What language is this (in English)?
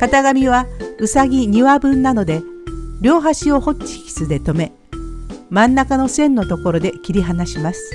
Japanese